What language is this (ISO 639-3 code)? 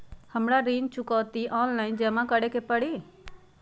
mag